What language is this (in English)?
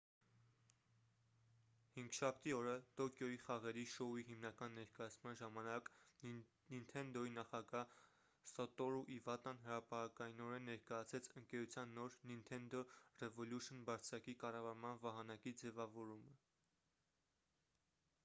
Armenian